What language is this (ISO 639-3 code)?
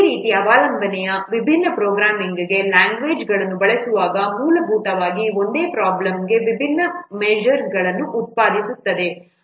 kan